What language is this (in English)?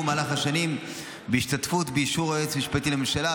Hebrew